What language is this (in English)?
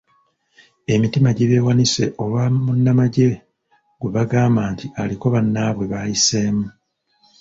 Ganda